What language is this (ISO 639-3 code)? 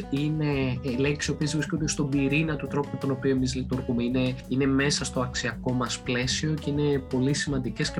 ell